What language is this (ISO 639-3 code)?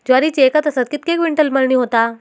mar